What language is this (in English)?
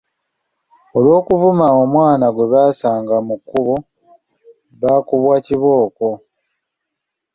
Ganda